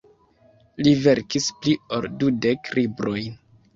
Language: Esperanto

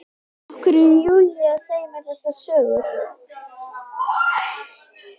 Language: Icelandic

